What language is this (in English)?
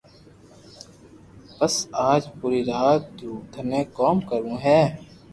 Loarki